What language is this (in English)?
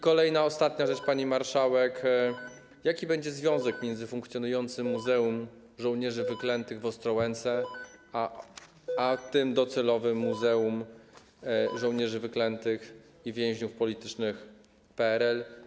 Polish